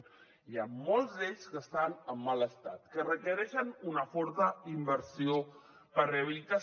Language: Catalan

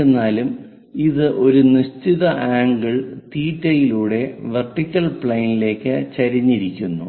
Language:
Malayalam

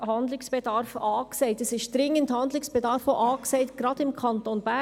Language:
Swiss German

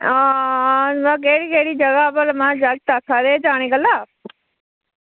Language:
Dogri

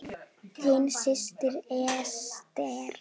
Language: Icelandic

